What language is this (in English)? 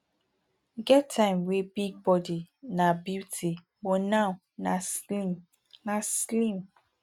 Nigerian Pidgin